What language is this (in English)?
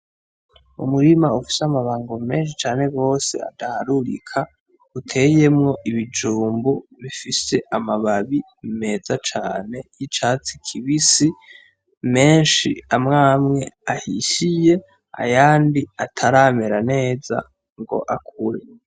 Rundi